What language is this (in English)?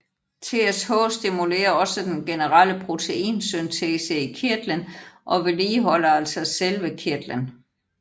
Danish